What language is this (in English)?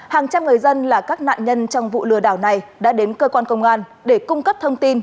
Vietnamese